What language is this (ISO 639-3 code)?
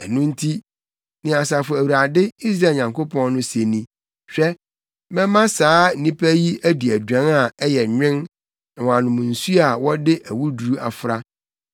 aka